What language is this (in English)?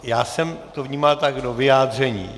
Czech